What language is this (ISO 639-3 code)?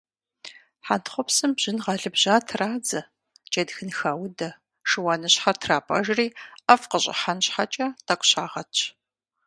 kbd